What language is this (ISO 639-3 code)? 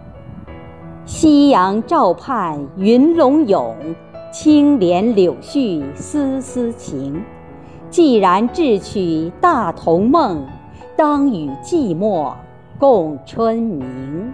zho